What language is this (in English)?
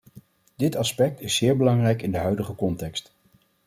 Dutch